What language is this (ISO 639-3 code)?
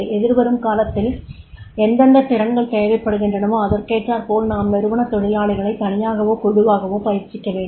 tam